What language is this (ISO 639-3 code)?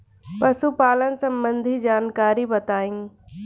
bho